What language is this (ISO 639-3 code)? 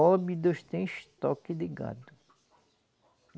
por